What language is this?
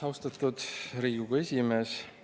Estonian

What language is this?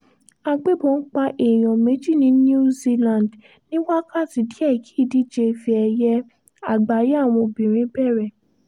Yoruba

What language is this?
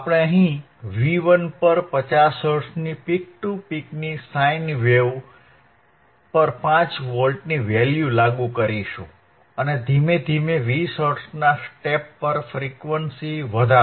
Gujarati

